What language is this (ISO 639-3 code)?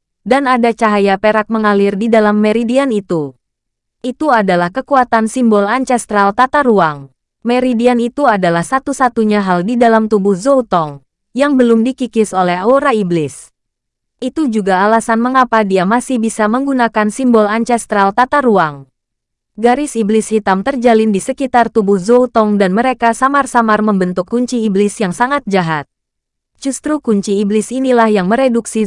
ind